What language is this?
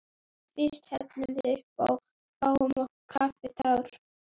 Icelandic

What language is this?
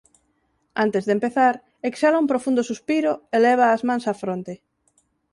Galician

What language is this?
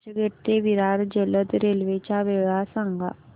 Marathi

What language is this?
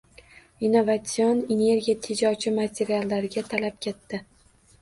Uzbek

